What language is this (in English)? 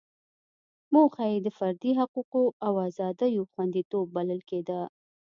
Pashto